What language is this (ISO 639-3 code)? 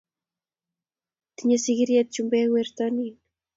kln